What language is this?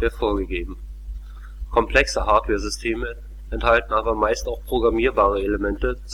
German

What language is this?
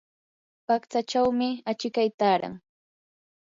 Yanahuanca Pasco Quechua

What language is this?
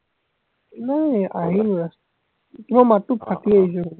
Assamese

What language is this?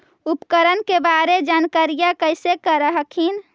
Magahi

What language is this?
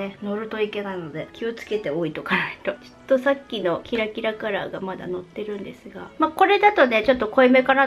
Japanese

